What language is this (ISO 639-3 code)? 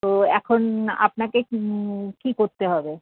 ben